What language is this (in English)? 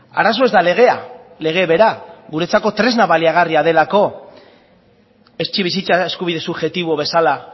Basque